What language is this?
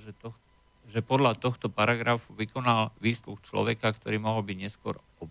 Slovak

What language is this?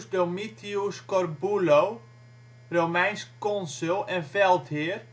Dutch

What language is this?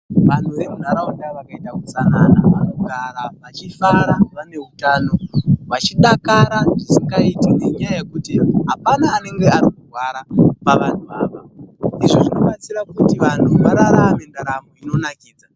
Ndau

